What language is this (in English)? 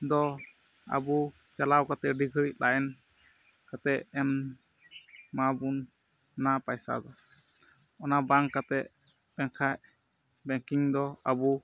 Santali